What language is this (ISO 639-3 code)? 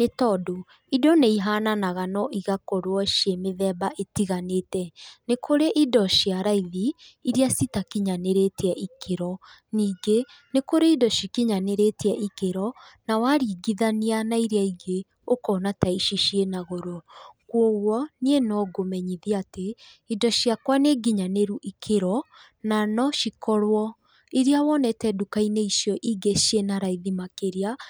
kik